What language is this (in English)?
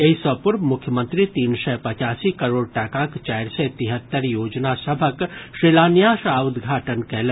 Maithili